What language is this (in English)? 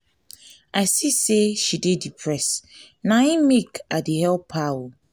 Nigerian Pidgin